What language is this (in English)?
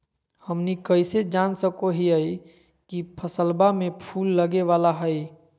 Magahi